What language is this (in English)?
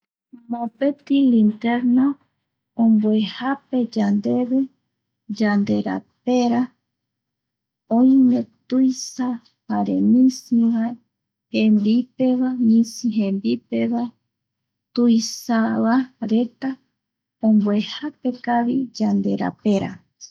Eastern Bolivian Guaraní